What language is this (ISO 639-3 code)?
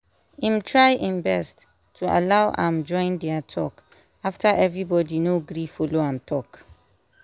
pcm